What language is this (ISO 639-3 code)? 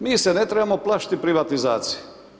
hrv